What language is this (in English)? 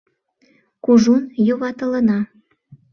Mari